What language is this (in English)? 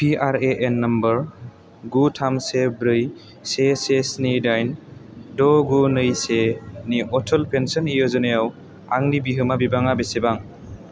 Bodo